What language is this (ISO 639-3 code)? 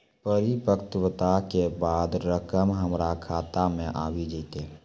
mai